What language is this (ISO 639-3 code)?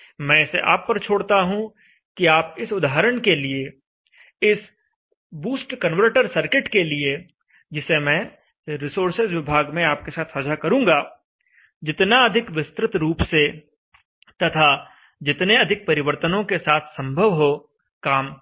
hin